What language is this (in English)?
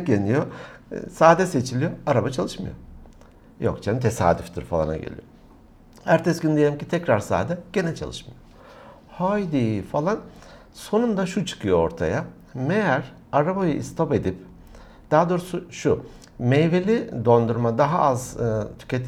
Turkish